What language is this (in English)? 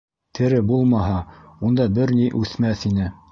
Bashkir